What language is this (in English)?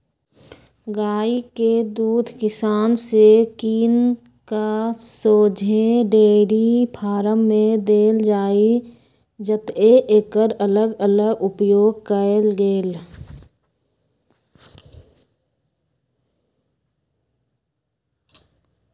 Magahi